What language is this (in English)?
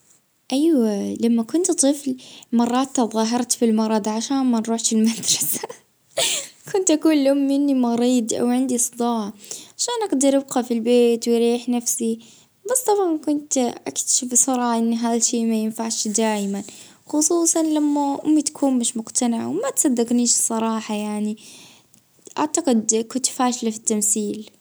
Libyan Arabic